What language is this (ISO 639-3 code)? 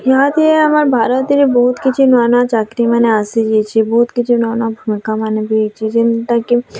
ori